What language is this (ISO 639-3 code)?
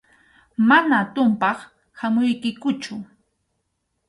qxu